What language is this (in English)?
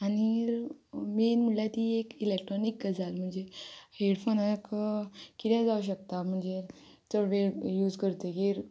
Konkani